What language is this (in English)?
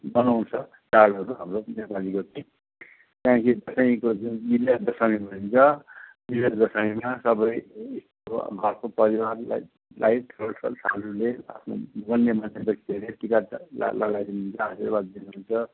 Nepali